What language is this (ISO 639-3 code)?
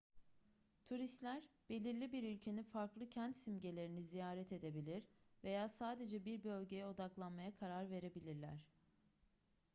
tur